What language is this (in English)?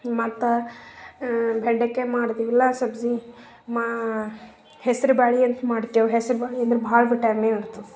Kannada